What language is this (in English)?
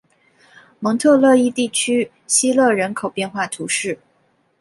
Chinese